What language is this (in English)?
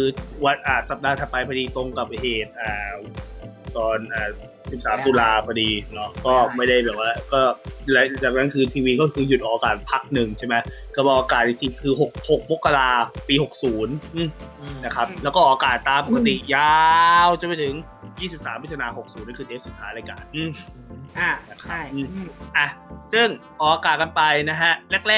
Thai